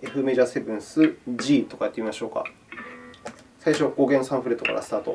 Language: Japanese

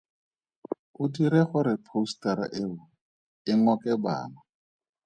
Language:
Tswana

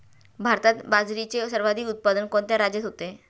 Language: Marathi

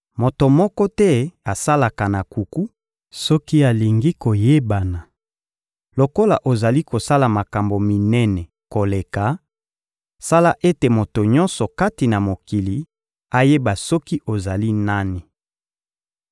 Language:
Lingala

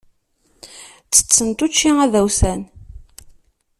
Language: Kabyle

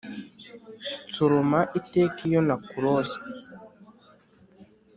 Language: Kinyarwanda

